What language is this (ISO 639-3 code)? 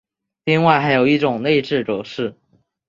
zho